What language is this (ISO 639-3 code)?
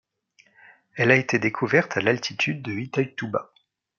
fra